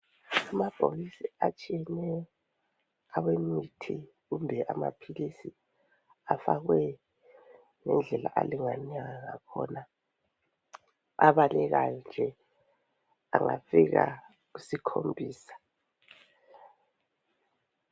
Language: North Ndebele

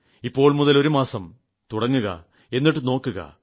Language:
Malayalam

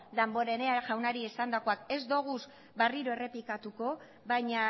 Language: Basque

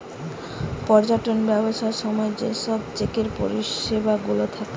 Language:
Bangla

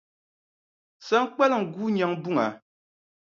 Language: Dagbani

